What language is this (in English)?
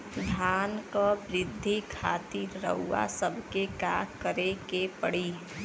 Bhojpuri